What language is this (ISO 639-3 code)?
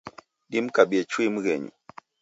dav